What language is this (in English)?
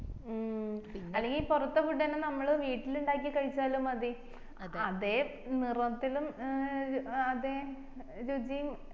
Malayalam